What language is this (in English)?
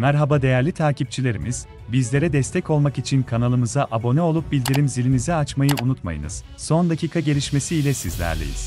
Turkish